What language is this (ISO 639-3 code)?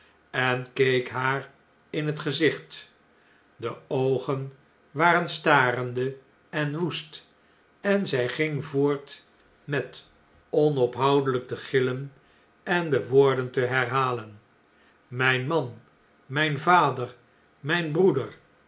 nld